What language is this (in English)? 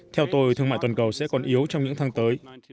Vietnamese